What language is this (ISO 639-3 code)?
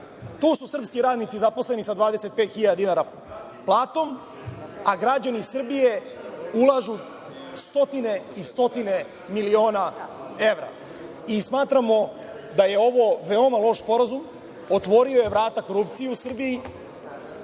srp